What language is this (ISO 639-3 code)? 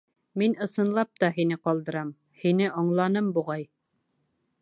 bak